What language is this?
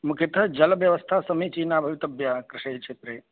Sanskrit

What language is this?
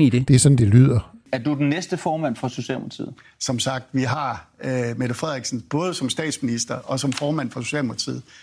Danish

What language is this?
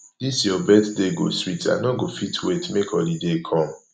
Nigerian Pidgin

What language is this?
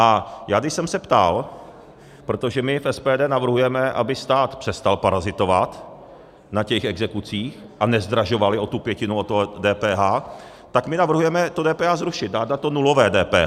Czech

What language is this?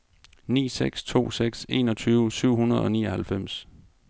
Danish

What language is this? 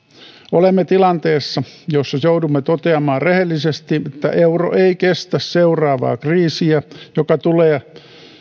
Finnish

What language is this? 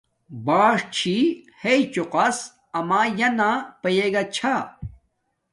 Domaaki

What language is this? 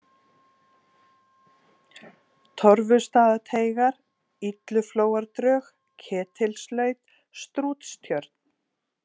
Icelandic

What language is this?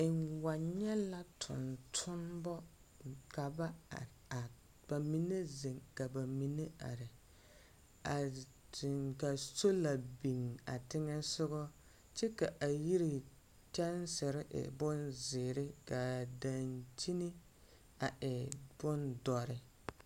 Southern Dagaare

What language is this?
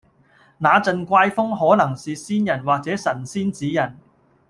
Cantonese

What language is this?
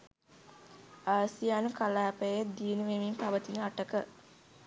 Sinhala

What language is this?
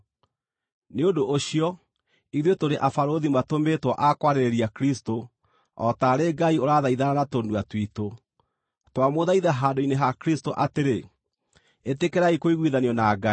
Kikuyu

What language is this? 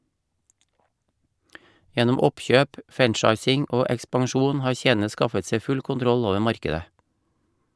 Norwegian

